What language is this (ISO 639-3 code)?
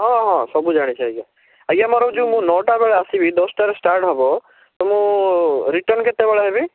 ori